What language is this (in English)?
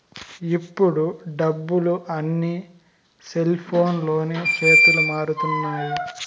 Telugu